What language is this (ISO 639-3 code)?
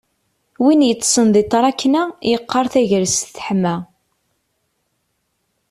kab